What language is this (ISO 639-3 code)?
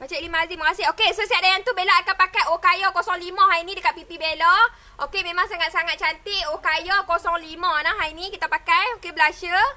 msa